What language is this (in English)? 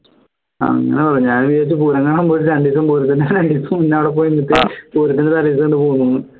Malayalam